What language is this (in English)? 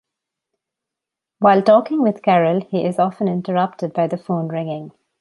English